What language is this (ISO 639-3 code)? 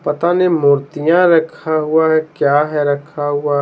hin